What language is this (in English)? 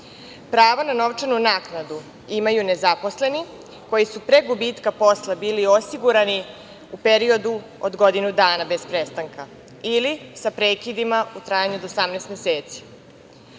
Serbian